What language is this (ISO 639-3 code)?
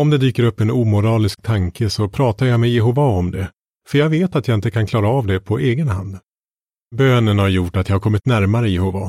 swe